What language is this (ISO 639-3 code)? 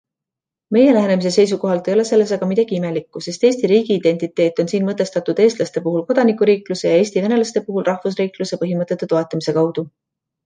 est